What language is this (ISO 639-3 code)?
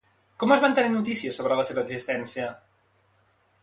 cat